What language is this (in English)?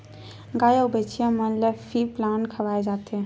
Chhattisgarhi